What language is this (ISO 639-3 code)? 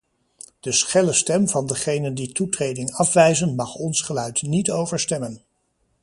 nld